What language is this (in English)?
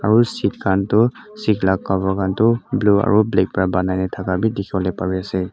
Naga Pidgin